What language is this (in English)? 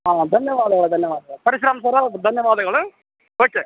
Kannada